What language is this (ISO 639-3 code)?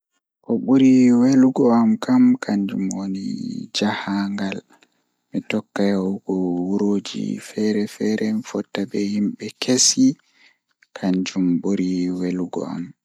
ful